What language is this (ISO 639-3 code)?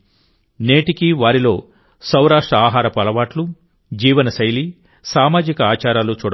tel